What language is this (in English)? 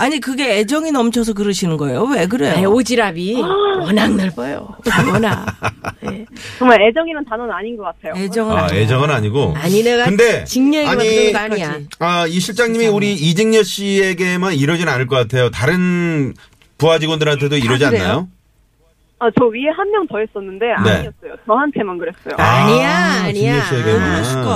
Korean